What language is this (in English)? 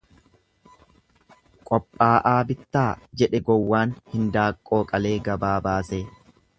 Oromo